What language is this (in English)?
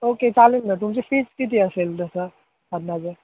Marathi